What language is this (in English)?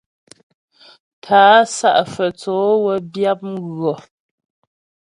Ghomala